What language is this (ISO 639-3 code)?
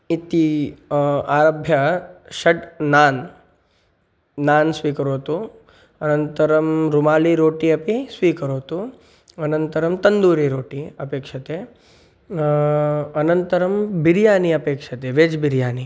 san